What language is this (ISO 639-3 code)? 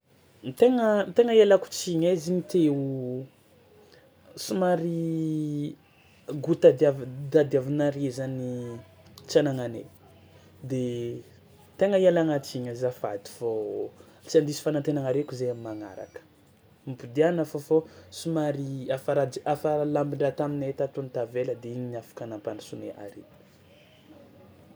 xmw